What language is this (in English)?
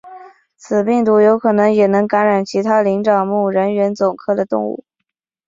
Chinese